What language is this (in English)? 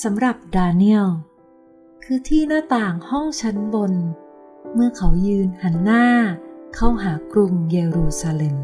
Thai